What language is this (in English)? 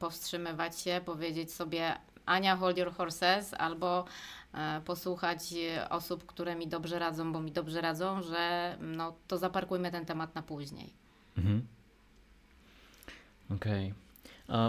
Polish